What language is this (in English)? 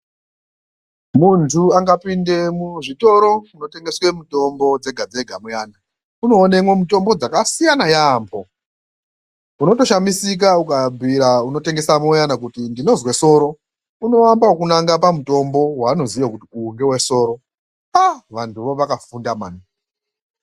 Ndau